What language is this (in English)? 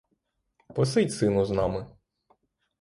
Ukrainian